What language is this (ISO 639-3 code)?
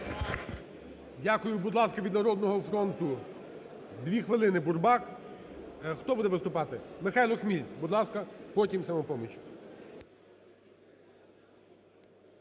ukr